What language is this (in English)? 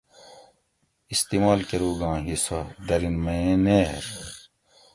Gawri